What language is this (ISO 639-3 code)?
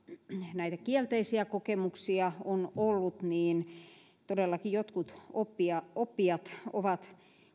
fin